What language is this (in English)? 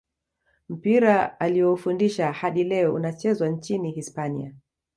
Swahili